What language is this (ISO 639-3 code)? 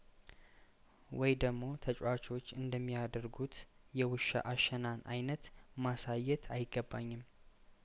amh